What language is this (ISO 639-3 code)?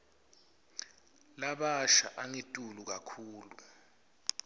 ssw